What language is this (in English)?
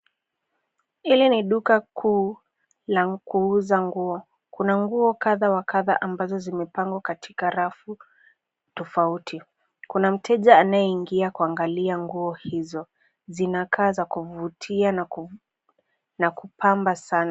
Swahili